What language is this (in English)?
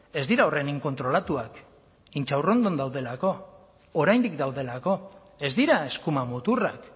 Basque